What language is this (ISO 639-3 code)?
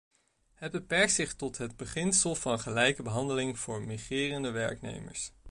nld